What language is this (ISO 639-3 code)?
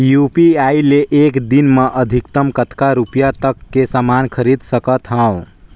hne